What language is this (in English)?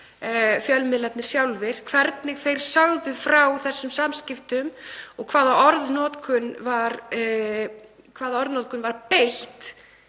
Icelandic